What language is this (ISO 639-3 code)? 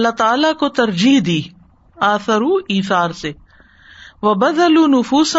urd